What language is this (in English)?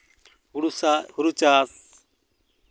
Santali